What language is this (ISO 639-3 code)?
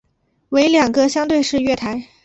zho